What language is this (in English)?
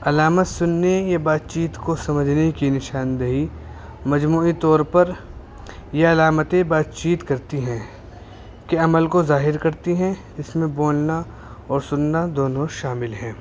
Urdu